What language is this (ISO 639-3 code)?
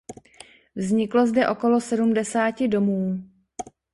ces